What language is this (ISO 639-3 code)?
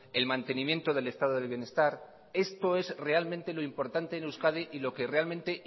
spa